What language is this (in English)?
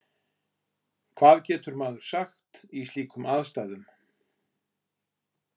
Icelandic